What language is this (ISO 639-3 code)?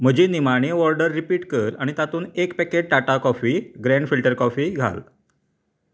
kok